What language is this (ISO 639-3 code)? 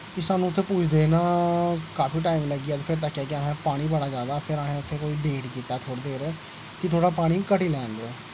doi